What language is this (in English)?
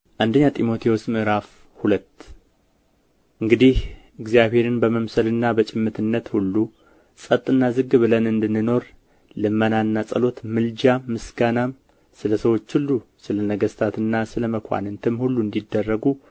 Amharic